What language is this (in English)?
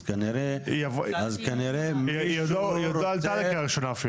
Hebrew